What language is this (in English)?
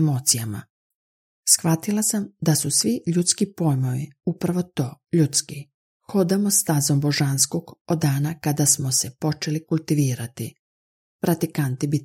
Croatian